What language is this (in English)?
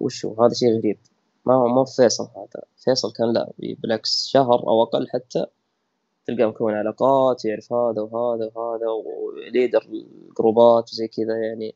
Arabic